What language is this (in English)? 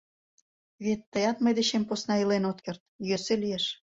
Mari